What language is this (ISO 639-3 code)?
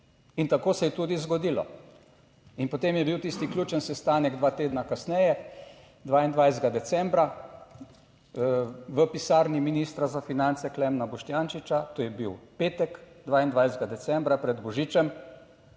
slv